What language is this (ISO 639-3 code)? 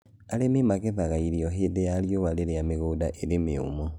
kik